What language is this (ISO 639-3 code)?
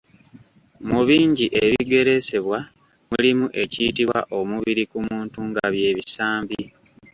lug